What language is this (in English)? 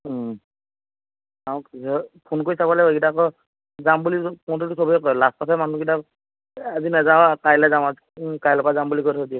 Assamese